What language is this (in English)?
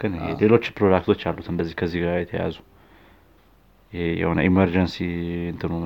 Amharic